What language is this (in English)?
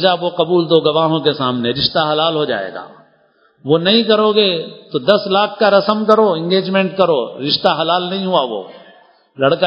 Urdu